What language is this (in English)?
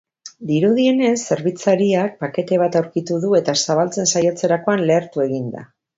Basque